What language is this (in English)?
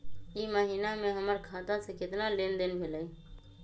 Magahi